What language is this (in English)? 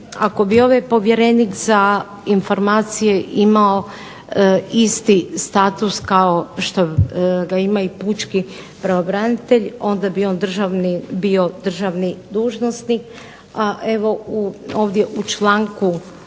Croatian